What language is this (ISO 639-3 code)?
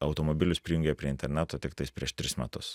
lit